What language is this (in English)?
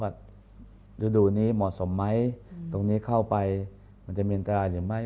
Thai